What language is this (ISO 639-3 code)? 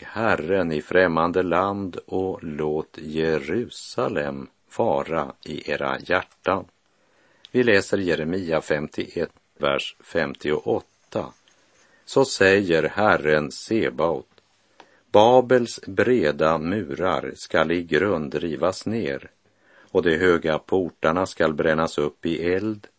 swe